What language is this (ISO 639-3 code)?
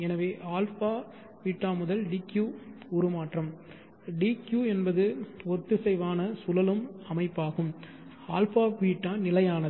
tam